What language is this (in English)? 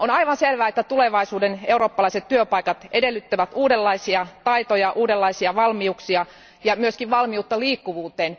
Finnish